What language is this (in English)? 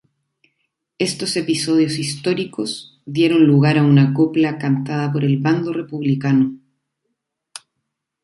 Spanish